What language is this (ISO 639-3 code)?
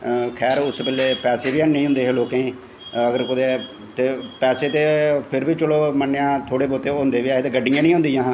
doi